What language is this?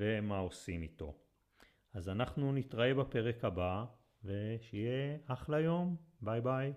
Hebrew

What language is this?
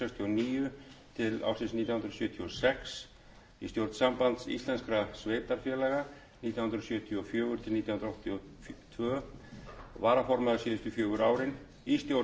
Icelandic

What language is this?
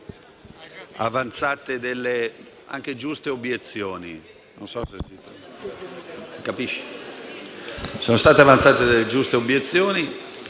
Italian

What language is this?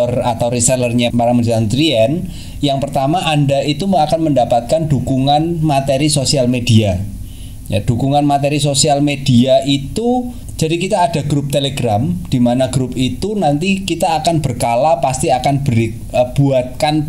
Indonesian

